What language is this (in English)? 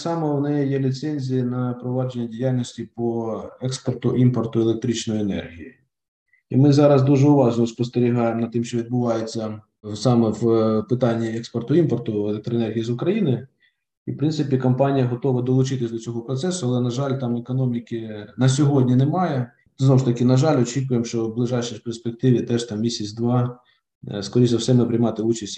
Ukrainian